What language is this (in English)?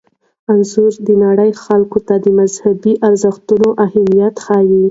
Pashto